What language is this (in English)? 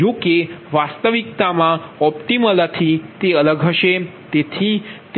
Gujarati